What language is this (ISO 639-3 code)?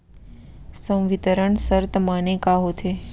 hne